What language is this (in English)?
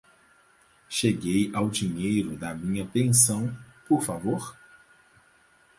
Portuguese